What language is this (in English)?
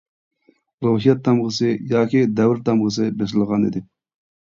Uyghur